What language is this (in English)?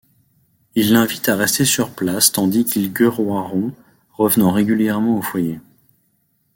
French